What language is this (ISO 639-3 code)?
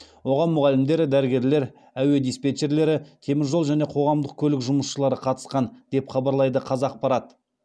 kaz